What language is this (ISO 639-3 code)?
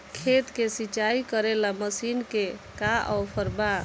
bho